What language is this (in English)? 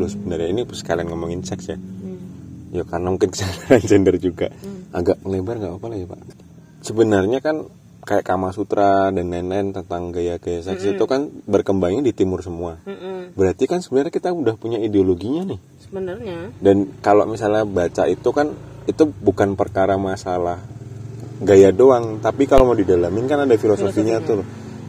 Indonesian